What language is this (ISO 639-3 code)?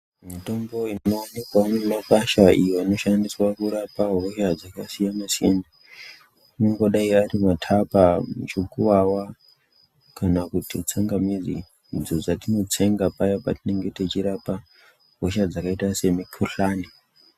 ndc